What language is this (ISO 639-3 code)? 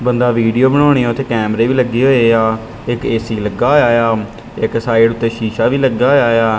pan